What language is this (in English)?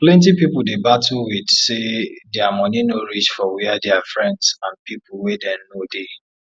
Nigerian Pidgin